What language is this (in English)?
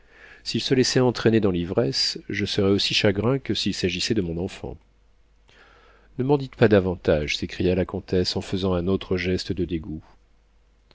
French